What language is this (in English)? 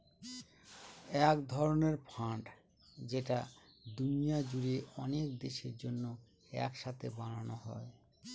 Bangla